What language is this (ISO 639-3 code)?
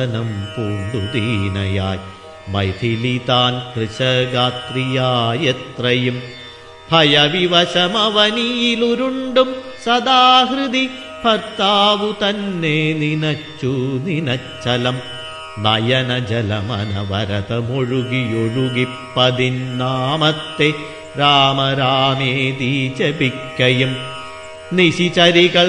mal